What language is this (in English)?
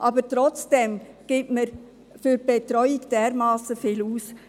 Swiss German